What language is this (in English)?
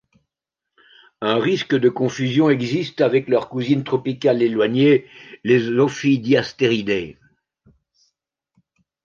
French